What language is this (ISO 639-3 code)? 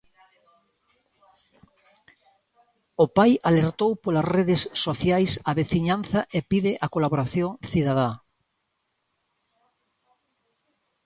glg